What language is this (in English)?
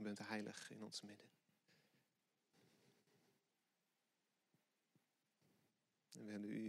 Dutch